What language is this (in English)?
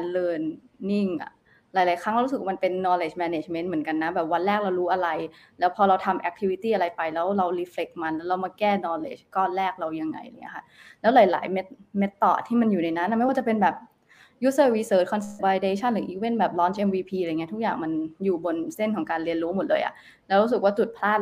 Thai